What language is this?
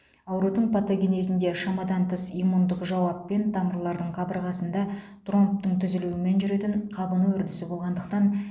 Kazakh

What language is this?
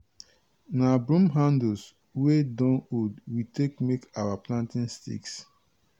Nigerian Pidgin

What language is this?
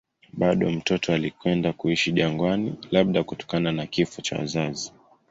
Swahili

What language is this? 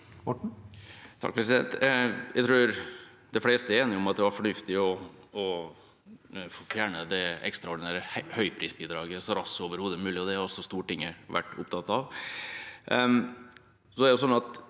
Norwegian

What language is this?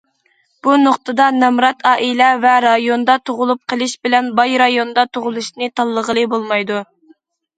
Uyghur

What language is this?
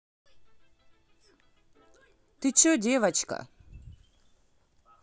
Russian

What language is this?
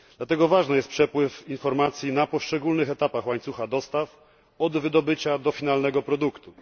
Polish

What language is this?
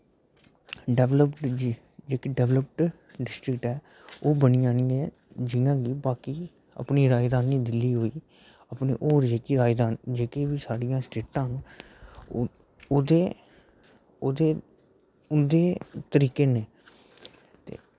Dogri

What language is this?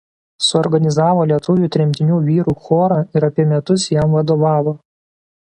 Lithuanian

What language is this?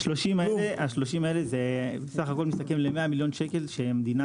Hebrew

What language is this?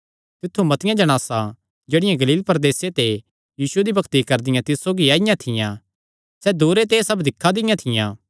Kangri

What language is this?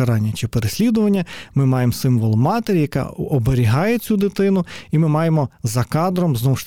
Ukrainian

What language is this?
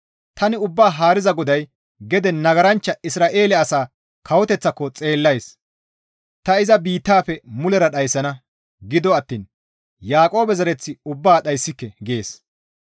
Gamo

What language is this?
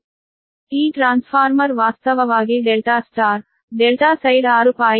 Kannada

